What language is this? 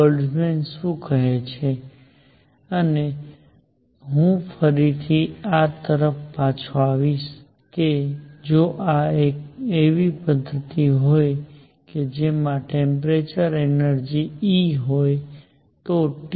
Gujarati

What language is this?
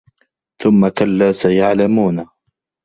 Arabic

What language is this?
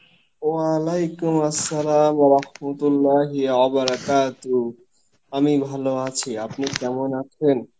Bangla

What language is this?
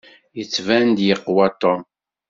Kabyle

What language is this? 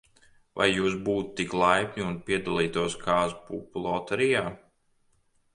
Latvian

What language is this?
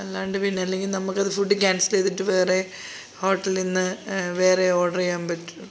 Malayalam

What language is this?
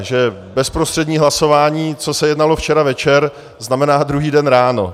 Czech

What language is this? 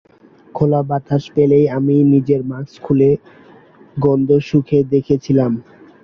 Bangla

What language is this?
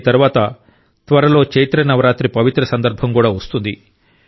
Telugu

